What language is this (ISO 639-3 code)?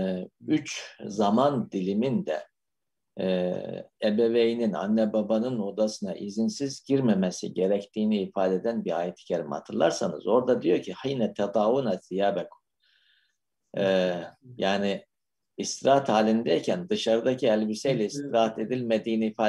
tur